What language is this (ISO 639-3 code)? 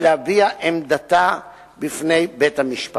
heb